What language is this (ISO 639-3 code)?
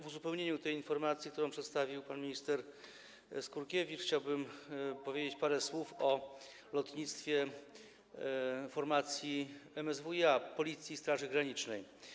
pol